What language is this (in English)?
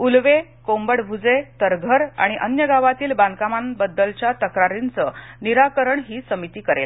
Marathi